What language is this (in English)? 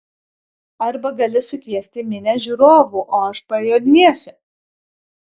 Lithuanian